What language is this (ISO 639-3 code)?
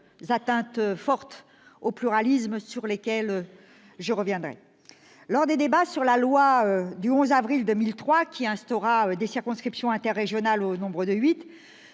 fra